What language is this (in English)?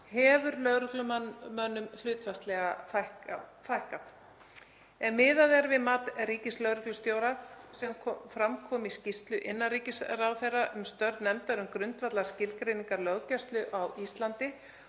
Icelandic